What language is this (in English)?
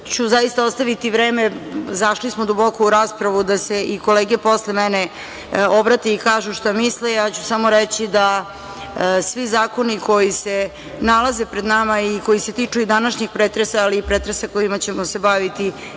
Serbian